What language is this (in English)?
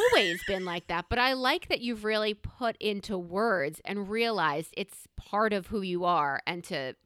English